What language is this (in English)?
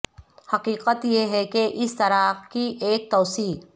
Urdu